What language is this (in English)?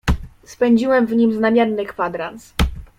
Polish